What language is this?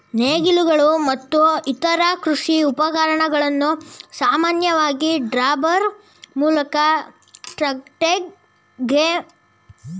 Kannada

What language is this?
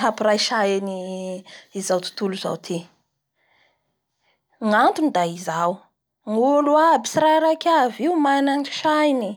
Bara Malagasy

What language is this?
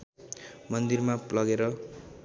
Nepali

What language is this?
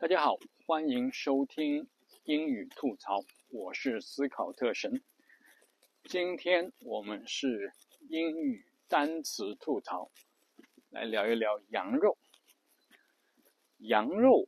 Chinese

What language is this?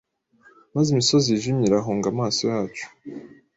Kinyarwanda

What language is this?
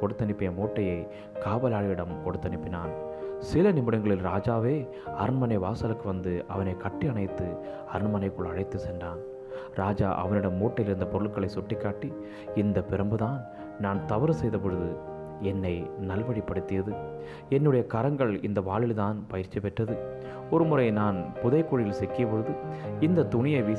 Tamil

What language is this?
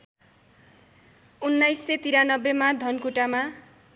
Nepali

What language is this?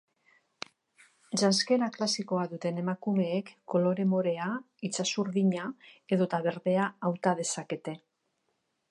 Basque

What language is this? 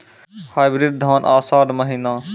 Maithili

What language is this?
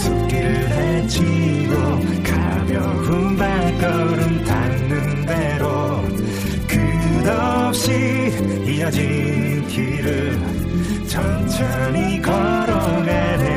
Korean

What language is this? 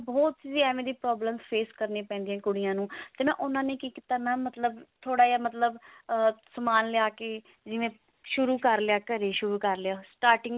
Punjabi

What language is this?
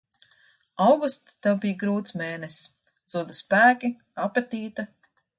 Latvian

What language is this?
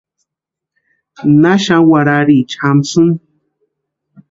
Western Highland Purepecha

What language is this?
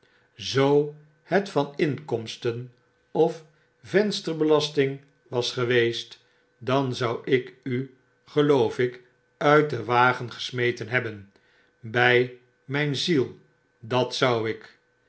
Dutch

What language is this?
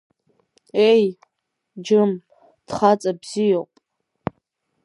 Abkhazian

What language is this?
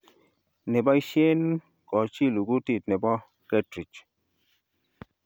Kalenjin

